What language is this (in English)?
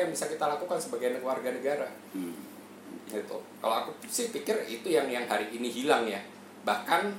Indonesian